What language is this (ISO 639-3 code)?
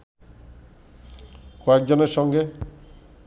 ben